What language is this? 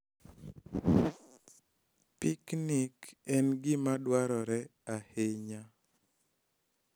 Luo (Kenya and Tanzania)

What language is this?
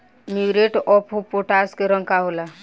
Bhojpuri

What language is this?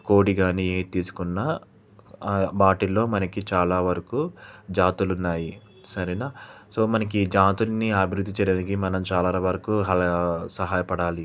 Telugu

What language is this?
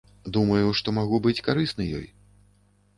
Belarusian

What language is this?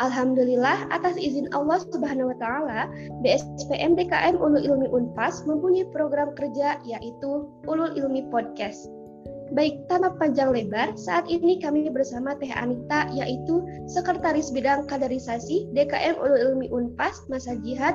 Indonesian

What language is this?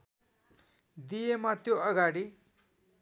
Nepali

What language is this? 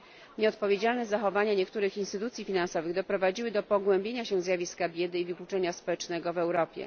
Polish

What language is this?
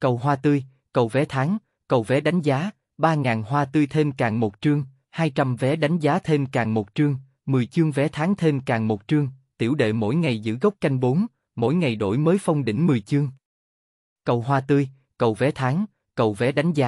Vietnamese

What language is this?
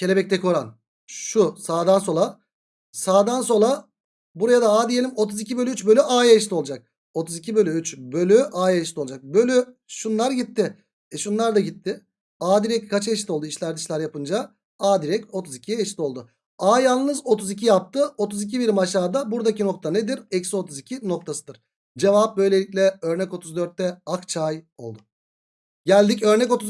Turkish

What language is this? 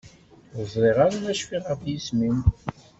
Kabyle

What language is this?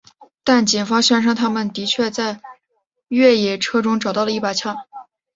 Chinese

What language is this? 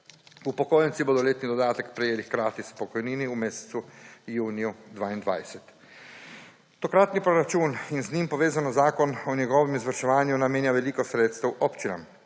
Slovenian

